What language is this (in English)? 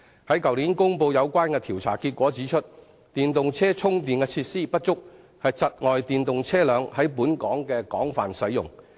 Cantonese